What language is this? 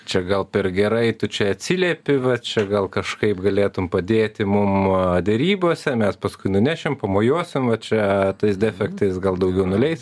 Lithuanian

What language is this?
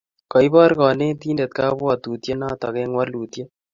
Kalenjin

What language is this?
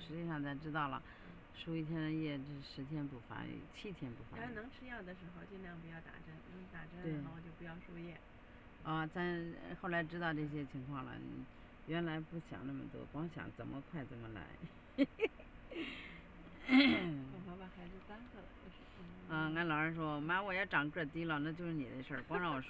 Chinese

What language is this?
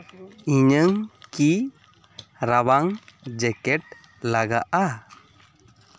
Santali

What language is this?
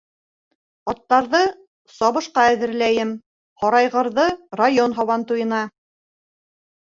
Bashkir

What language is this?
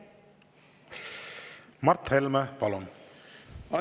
Estonian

